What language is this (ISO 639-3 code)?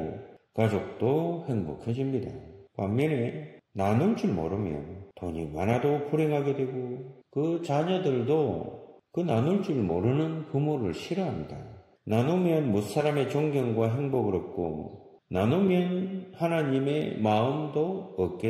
kor